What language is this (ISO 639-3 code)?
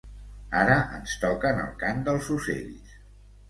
cat